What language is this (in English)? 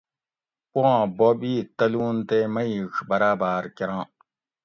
Gawri